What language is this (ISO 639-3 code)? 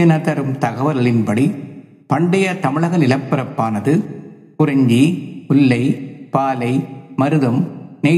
tam